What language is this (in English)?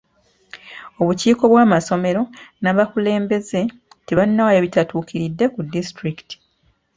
Ganda